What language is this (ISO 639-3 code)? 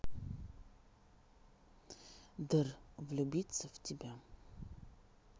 rus